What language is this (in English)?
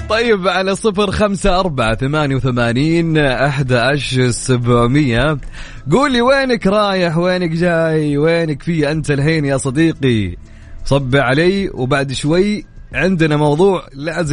Arabic